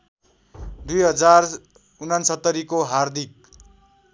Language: Nepali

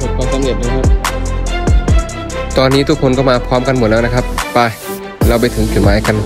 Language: Thai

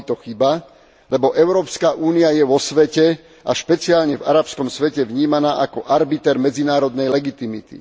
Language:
Slovak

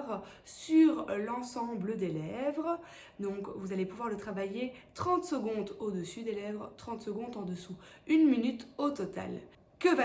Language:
French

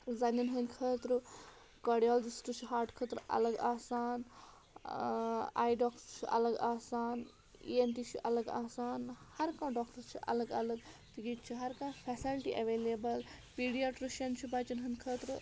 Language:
Kashmiri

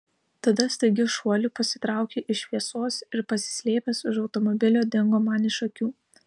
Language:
Lithuanian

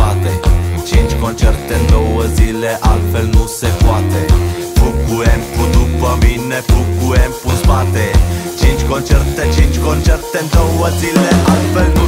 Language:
Romanian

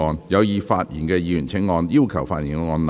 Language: Cantonese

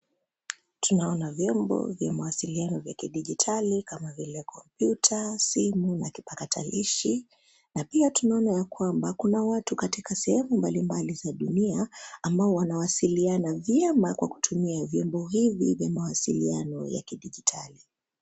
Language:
Swahili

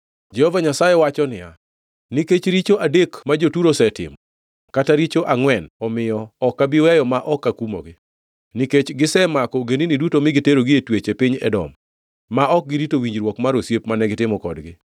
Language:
Luo (Kenya and Tanzania)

